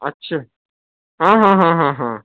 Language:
Urdu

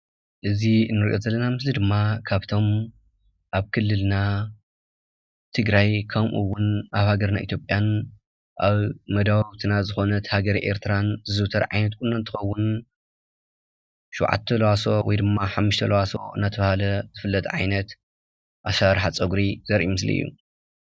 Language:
Tigrinya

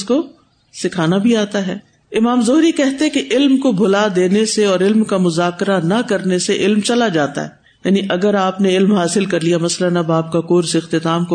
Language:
Urdu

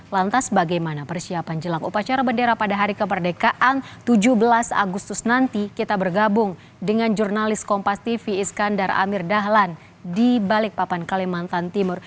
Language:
Indonesian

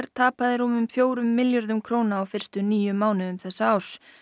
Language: Icelandic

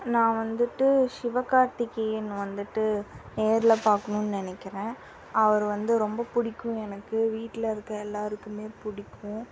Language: Tamil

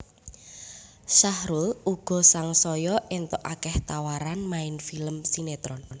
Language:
Javanese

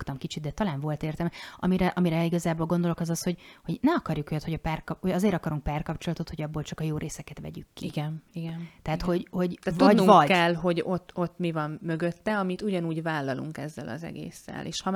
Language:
Hungarian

